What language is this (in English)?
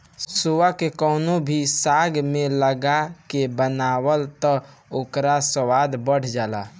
Bhojpuri